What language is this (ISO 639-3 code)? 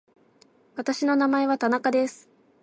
jpn